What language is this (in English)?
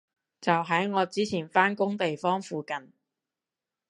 Cantonese